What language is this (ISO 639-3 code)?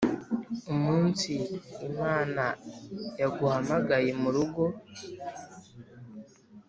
kin